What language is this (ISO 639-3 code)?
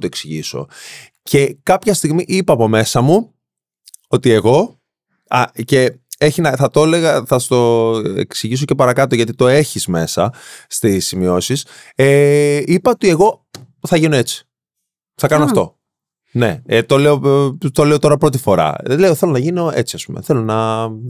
ell